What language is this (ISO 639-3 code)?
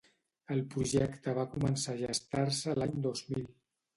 cat